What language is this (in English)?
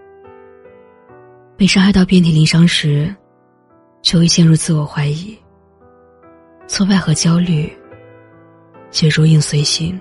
Chinese